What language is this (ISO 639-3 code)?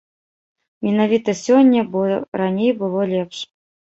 bel